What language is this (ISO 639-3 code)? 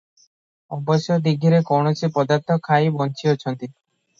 ori